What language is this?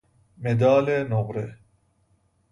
Persian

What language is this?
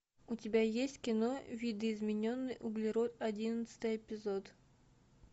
Russian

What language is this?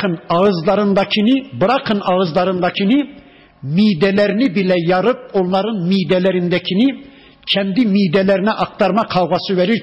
Turkish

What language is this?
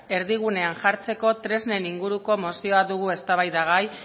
Basque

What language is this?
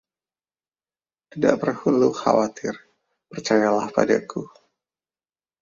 Indonesian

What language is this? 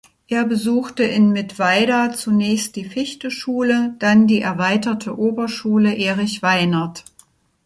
German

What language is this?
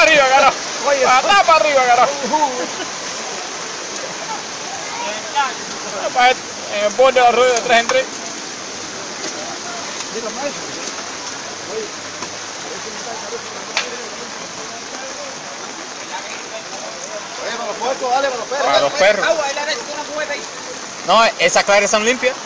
Spanish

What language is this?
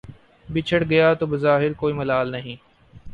Urdu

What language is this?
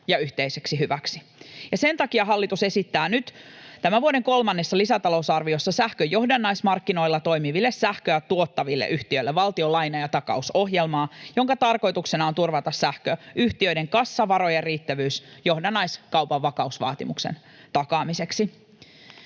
Finnish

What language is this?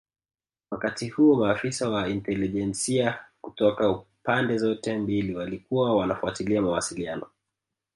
Swahili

